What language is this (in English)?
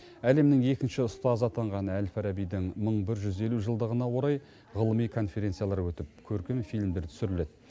Kazakh